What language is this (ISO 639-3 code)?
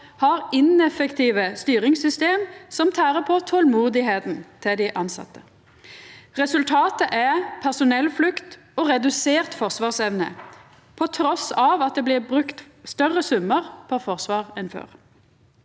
nor